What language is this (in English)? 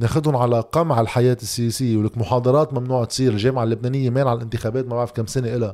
Arabic